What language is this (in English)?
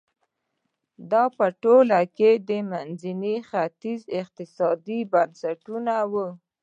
Pashto